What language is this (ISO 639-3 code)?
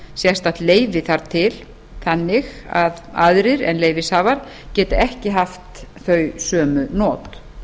isl